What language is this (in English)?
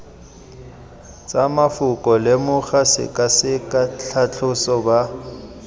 Tswana